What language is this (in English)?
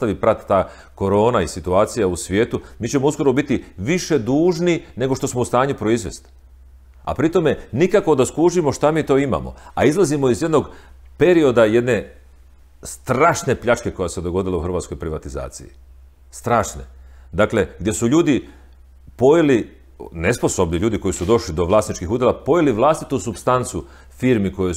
Croatian